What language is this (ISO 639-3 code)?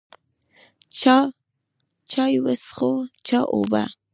pus